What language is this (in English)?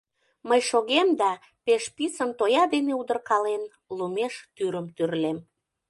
Mari